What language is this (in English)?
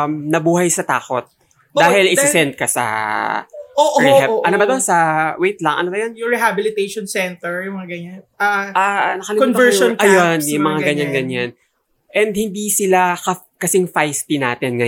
Filipino